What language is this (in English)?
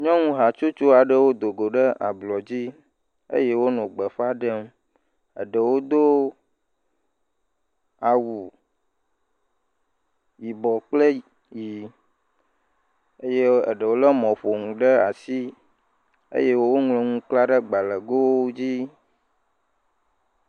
Ewe